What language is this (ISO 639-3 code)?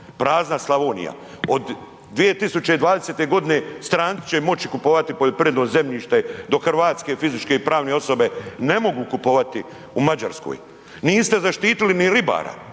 hrv